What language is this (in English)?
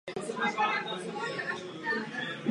Czech